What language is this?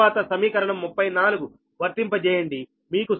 Telugu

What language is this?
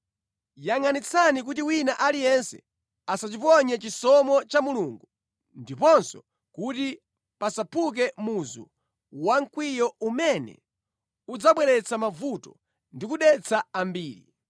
Nyanja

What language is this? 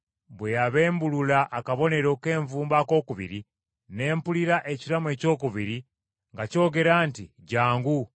Ganda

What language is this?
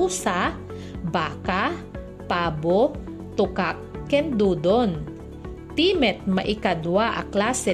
Filipino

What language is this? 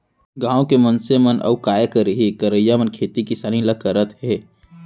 Chhattisgarhi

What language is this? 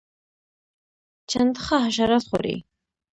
Pashto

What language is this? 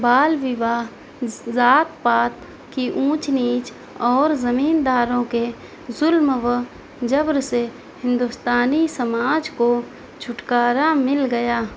Urdu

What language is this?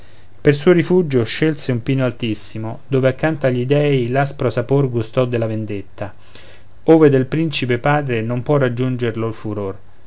Italian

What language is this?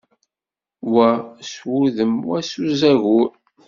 Kabyle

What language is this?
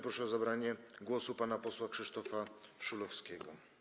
Polish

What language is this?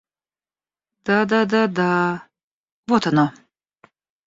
Russian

